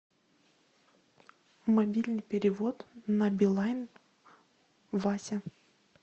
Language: Russian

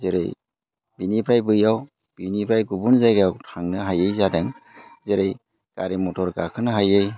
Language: Bodo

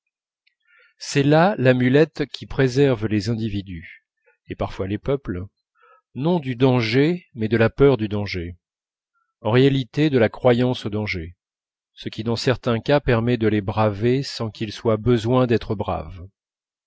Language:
French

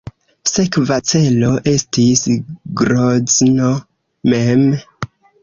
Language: Esperanto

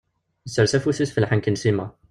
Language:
Kabyle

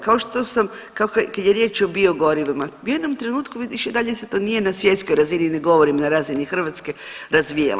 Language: Croatian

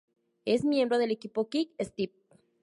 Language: Spanish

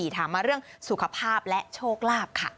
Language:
Thai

